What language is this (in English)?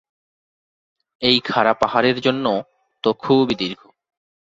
Bangla